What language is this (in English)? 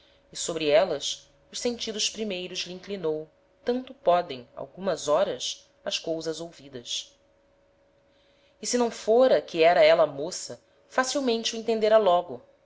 Portuguese